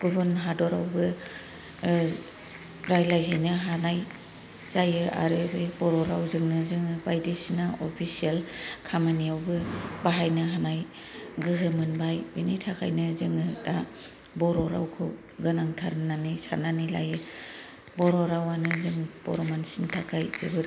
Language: Bodo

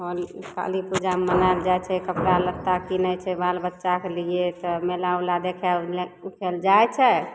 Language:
Maithili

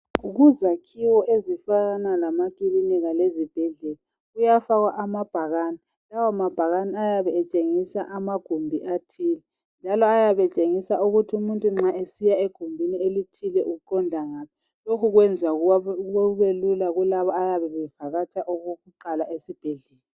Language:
North Ndebele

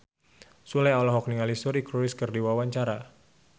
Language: Sundanese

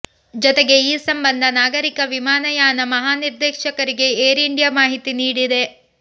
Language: Kannada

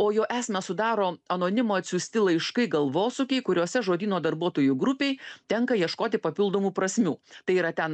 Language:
Lithuanian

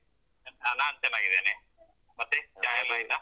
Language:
Kannada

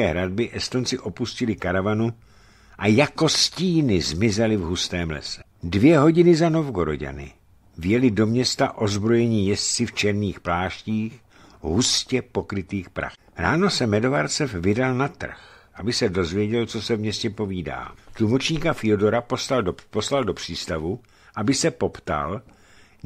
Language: Czech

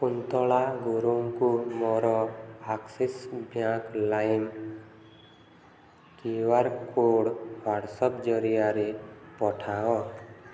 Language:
Odia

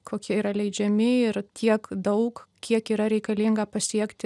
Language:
Lithuanian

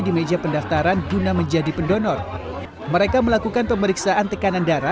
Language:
Indonesian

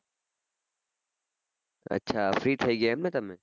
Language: Gujarati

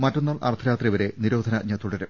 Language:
Malayalam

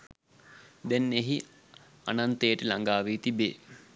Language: Sinhala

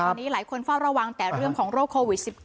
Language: Thai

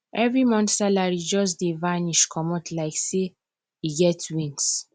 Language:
Nigerian Pidgin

